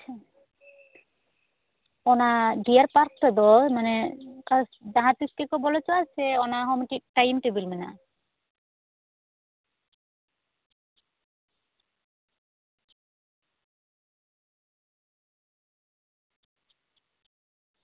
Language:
Santali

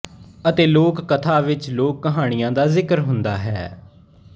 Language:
Punjabi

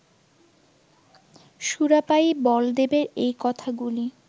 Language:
Bangla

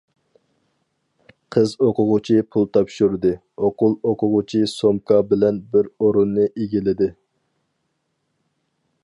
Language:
Uyghur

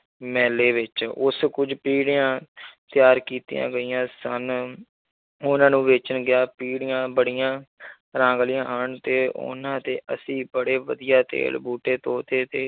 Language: Punjabi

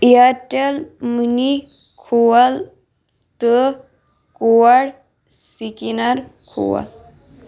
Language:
Kashmiri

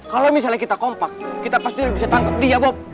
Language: Indonesian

